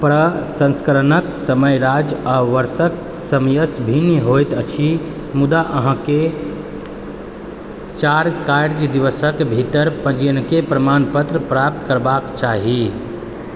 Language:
Maithili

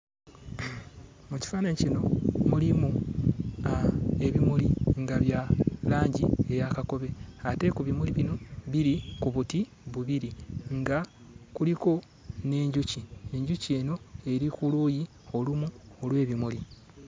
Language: Ganda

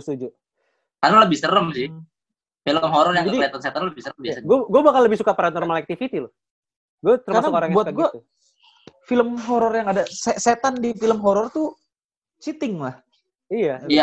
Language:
Indonesian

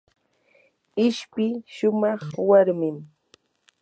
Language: Yanahuanca Pasco Quechua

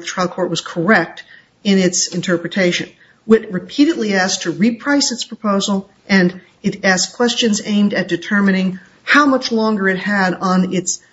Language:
English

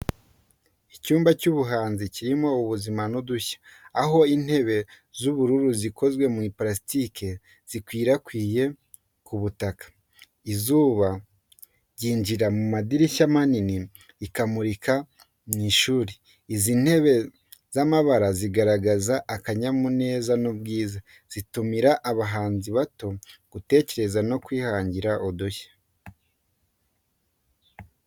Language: Kinyarwanda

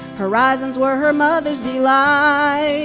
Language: English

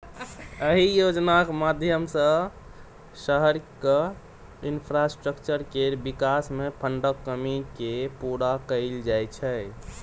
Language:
Maithili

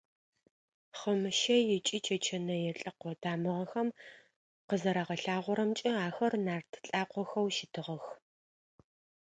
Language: Adyghe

